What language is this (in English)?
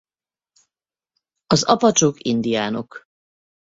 Hungarian